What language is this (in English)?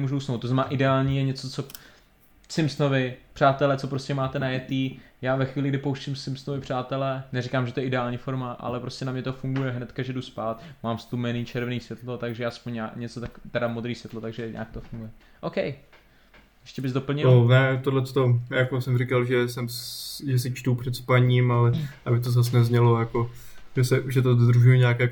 Czech